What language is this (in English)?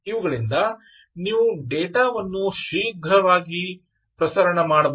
Kannada